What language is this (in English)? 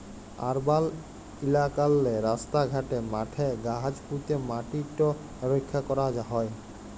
Bangla